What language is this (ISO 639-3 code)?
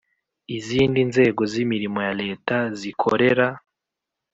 kin